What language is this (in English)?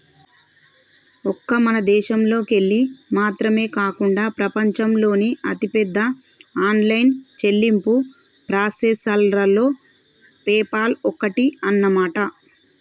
Telugu